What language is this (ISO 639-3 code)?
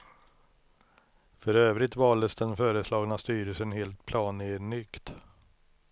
swe